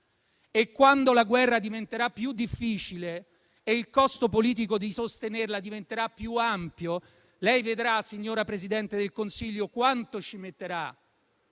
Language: Italian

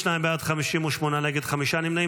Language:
Hebrew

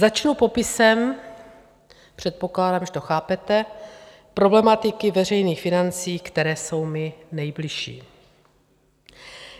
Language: Czech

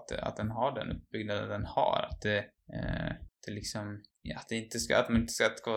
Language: Swedish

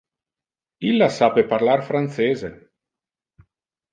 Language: Interlingua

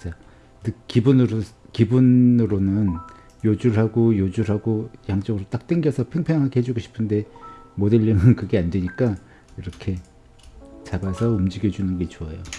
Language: Korean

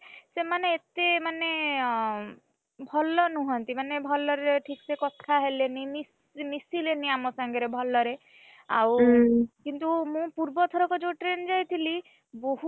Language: Odia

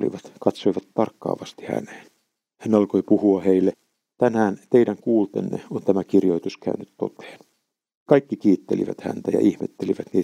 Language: Finnish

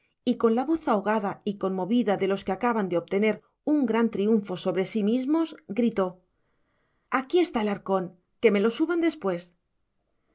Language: Spanish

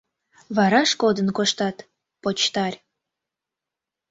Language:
Mari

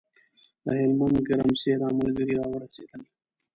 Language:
Pashto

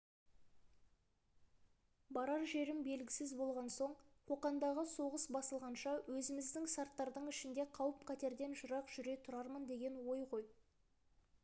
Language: Kazakh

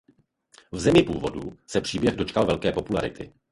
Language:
Czech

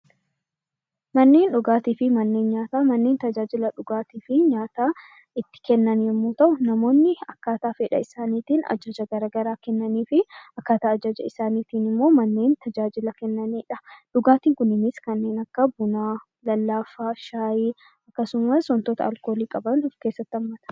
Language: Oromo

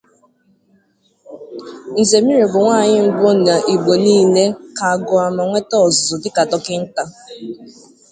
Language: Igbo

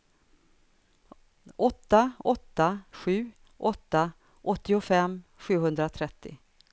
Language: Swedish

